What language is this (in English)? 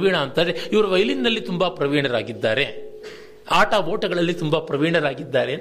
Kannada